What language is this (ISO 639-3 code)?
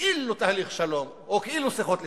heb